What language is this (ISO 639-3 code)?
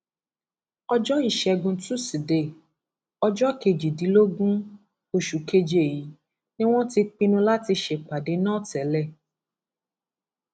yor